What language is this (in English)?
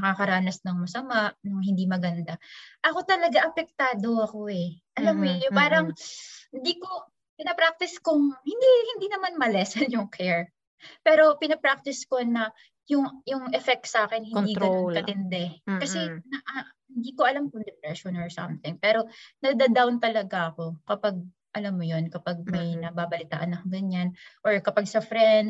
Filipino